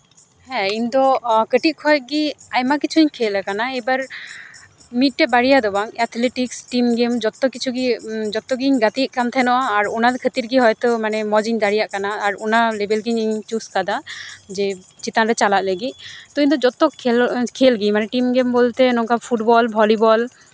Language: Santali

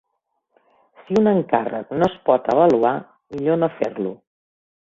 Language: Catalan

